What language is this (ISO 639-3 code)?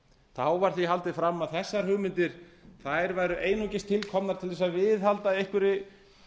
isl